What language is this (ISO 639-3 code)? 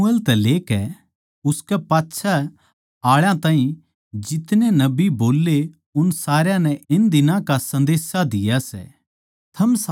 bgc